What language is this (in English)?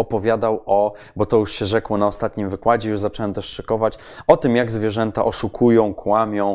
Polish